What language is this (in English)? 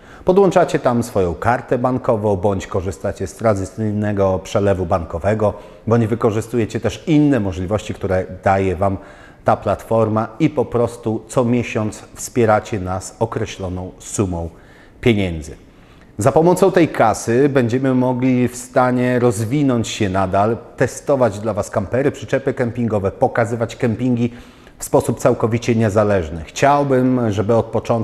Polish